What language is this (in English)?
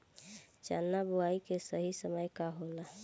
Bhojpuri